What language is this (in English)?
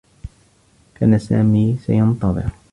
Arabic